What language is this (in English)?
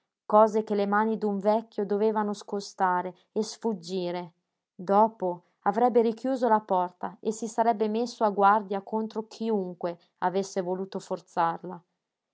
Italian